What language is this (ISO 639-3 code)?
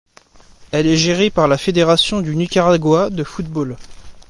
fra